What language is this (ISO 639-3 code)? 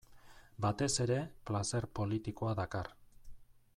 eus